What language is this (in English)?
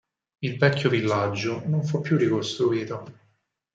Italian